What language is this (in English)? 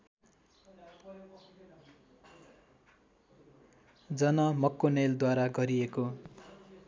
Nepali